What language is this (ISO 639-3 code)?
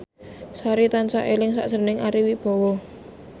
jav